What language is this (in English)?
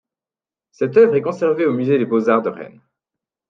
French